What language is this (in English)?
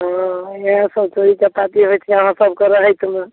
Maithili